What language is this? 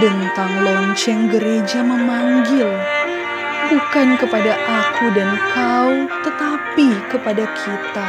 Indonesian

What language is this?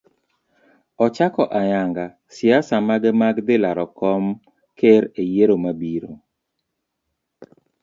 Luo (Kenya and Tanzania)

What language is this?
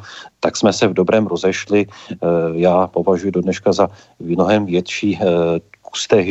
Czech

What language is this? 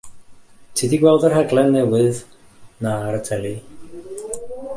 Welsh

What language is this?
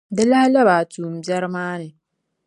Dagbani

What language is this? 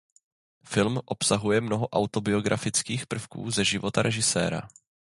Czech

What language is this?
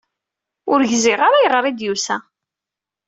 Kabyle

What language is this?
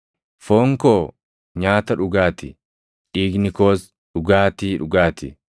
Oromo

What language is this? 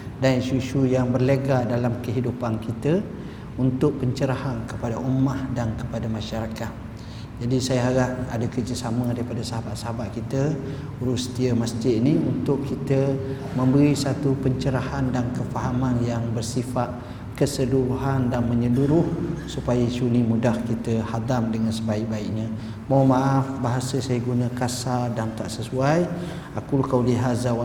Malay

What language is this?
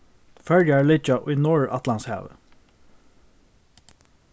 Faroese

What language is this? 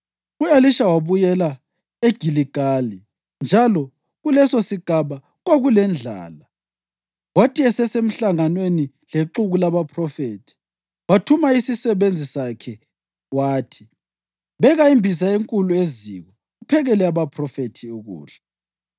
North Ndebele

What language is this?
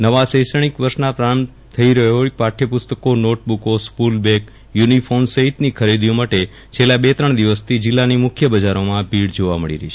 Gujarati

